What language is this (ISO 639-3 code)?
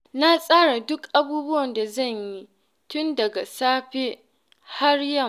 hau